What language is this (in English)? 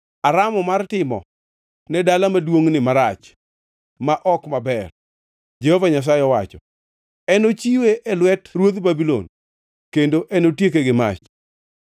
Luo (Kenya and Tanzania)